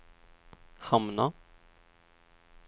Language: Swedish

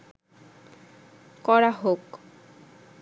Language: Bangla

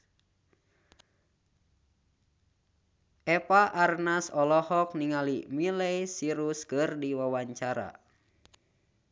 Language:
Sundanese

